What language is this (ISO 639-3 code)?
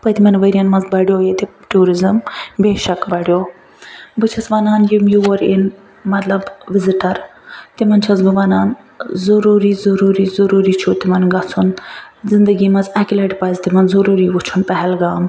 kas